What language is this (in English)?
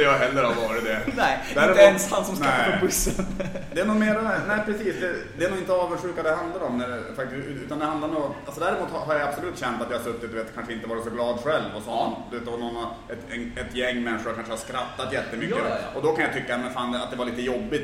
Swedish